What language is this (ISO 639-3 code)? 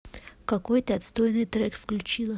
rus